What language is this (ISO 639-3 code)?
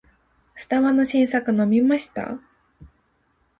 jpn